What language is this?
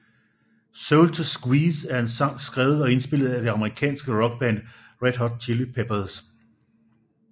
Danish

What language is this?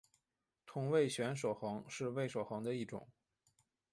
Chinese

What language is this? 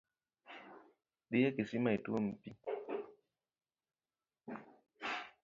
Luo (Kenya and Tanzania)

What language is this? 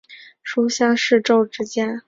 Chinese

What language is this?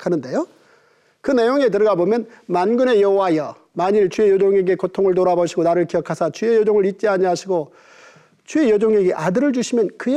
Korean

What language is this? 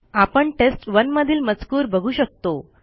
Marathi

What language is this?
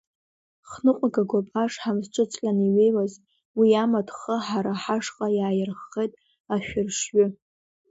Abkhazian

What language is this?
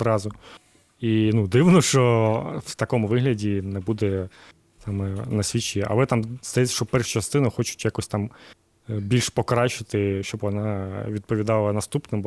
Ukrainian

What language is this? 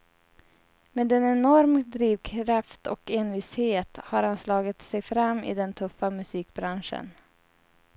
Swedish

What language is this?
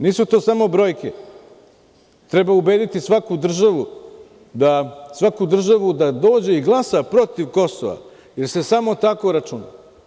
Serbian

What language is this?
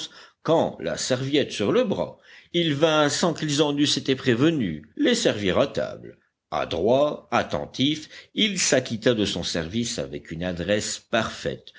French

